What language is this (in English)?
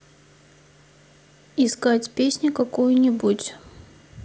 Russian